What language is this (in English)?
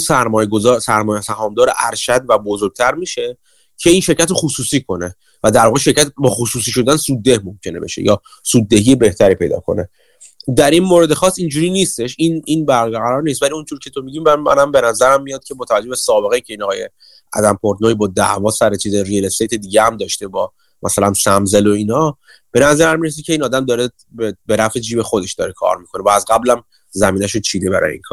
Persian